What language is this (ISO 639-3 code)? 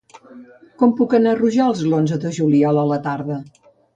cat